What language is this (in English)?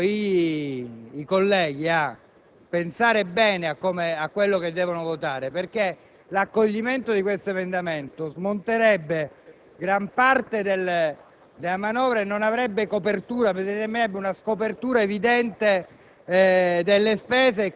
Italian